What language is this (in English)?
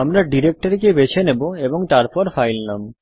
Bangla